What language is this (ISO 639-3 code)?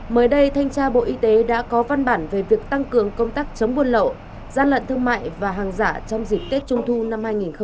vie